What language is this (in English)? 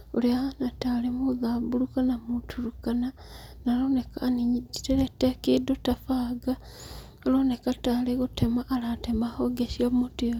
Kikuyu